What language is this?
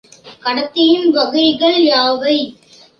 Tamil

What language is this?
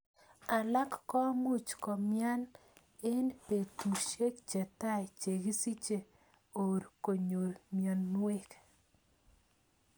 Kalenjin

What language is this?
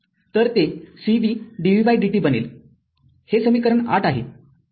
Marathi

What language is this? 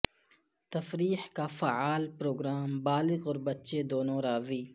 Urdu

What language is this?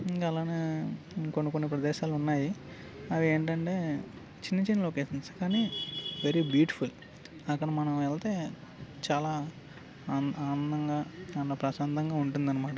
Telugu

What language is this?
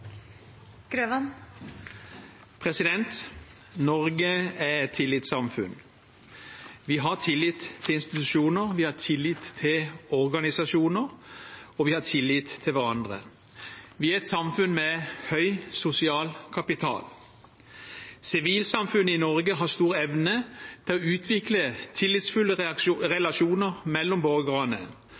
Norwegian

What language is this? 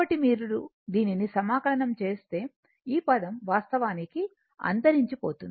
Telugu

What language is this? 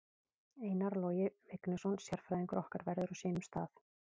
Icelandic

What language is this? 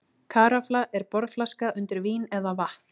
Icelandic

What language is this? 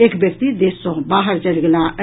Maithili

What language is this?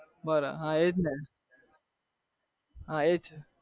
Gujarati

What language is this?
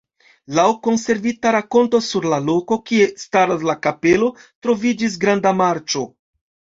Esperanto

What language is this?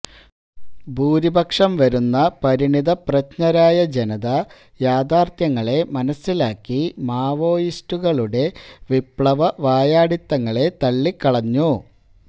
Malayalam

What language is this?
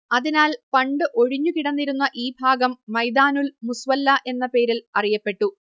Malayalam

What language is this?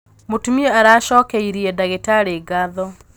Kikuyu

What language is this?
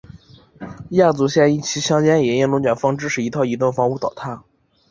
Chinese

